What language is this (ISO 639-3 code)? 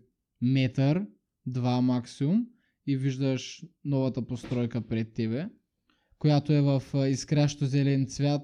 bul